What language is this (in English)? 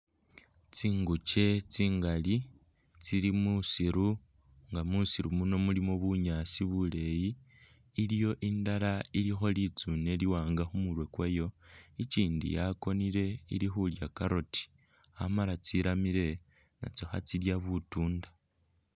Masaaba